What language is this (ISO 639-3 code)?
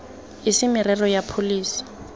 tsn